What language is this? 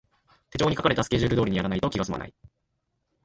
Japanese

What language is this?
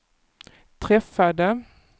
Swedish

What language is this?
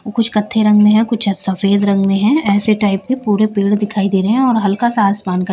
Hindi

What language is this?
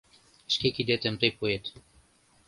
Mari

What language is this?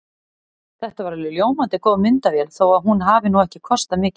Icelandic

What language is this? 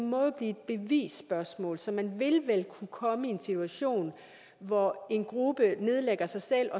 Danish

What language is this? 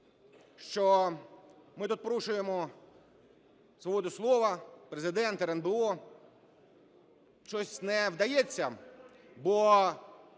Ukrainian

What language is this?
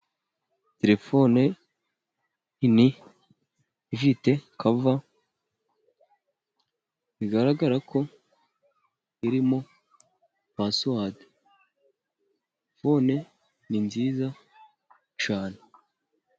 Kinyarwanda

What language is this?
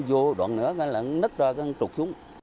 Vietnamese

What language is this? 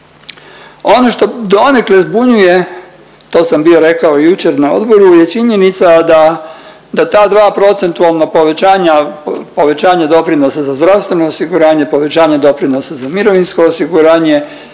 Croatian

